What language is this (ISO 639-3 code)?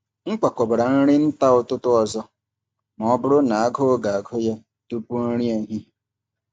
ibo